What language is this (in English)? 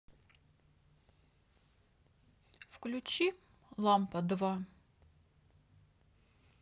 Russian